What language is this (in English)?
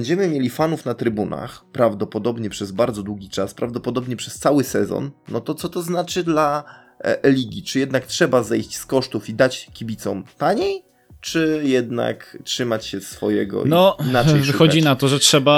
Polish